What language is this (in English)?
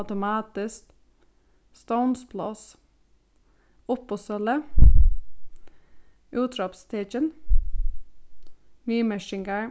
Faroese